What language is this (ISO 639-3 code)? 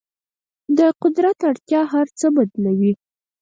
pus